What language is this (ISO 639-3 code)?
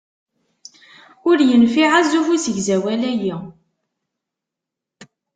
kab